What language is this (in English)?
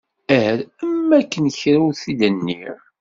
Kabyle